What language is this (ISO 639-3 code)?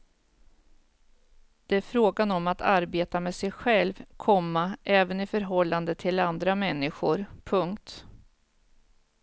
swe